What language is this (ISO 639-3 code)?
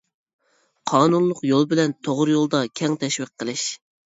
uig